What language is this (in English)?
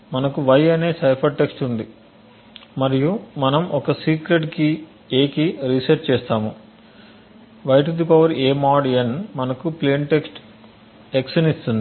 Telugu